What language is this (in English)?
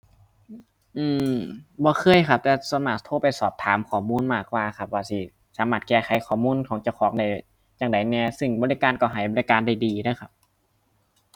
Thai